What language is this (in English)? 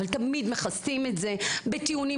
Hebrew